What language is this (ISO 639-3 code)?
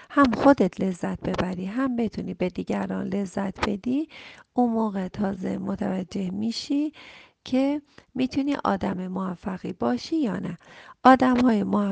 fas